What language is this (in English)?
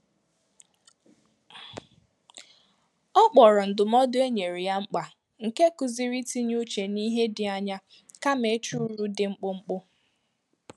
Igbo